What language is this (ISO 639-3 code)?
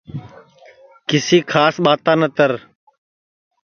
ssi